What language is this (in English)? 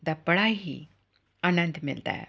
Punjabi